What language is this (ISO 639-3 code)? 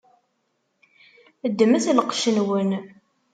kab